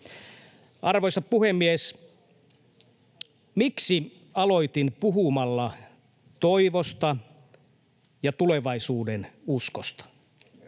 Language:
Finnish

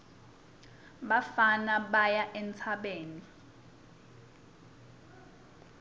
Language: Swati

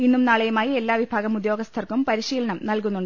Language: Malayalam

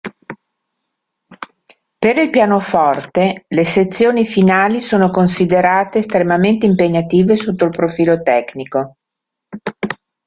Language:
Italian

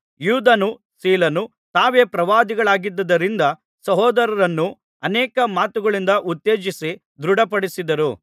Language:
Kannada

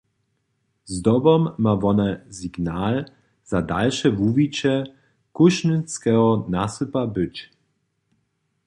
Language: Upper Sorbian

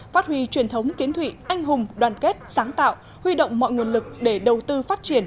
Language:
Vietnamese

